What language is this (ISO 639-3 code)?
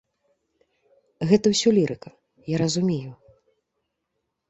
bel